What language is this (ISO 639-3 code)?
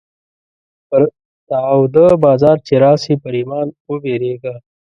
pus